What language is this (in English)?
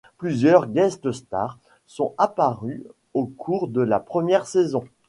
French